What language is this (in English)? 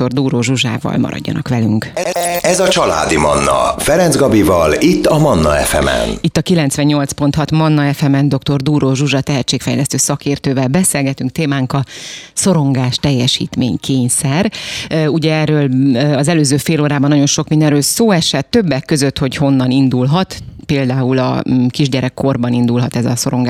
Hungarian